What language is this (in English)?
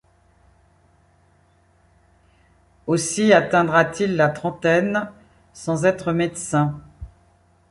French